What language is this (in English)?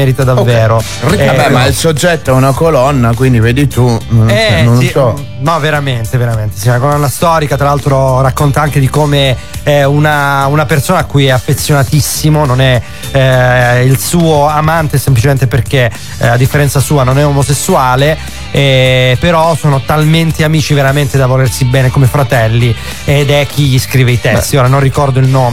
Italian